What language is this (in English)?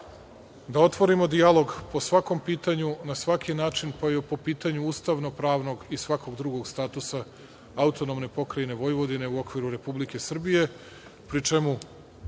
Serbian